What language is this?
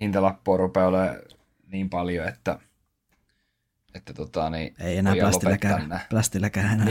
Finnish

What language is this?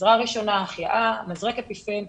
Hebrew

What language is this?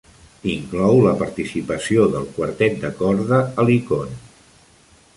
Catalan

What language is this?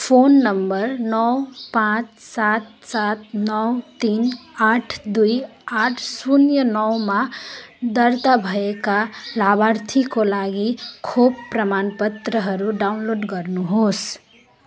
Nepali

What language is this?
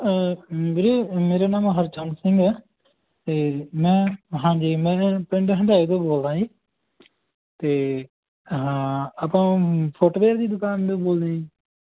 Punjabi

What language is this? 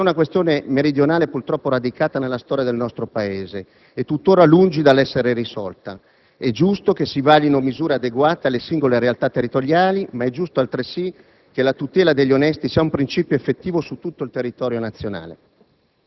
Italian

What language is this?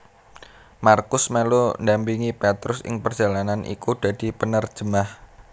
Javanese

